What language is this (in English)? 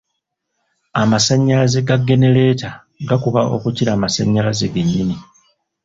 Ganda